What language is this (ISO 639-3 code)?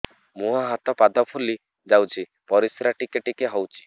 ori